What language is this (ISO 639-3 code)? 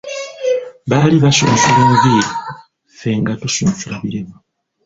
lug